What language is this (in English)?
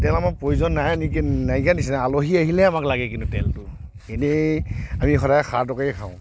Assamese